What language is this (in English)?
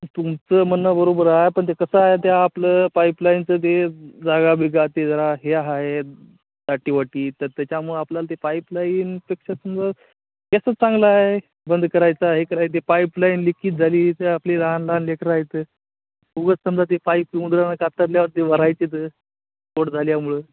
Marathi